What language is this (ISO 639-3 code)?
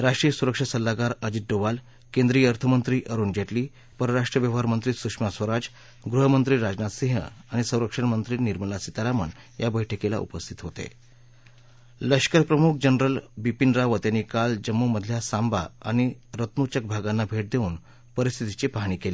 mar